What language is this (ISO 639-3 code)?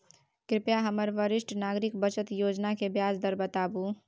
mai